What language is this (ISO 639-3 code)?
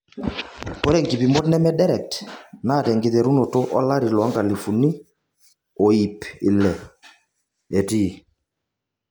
mas